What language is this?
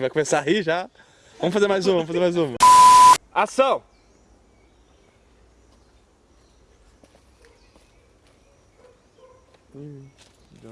Portuguese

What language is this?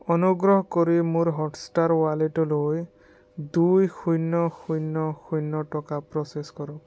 Assamese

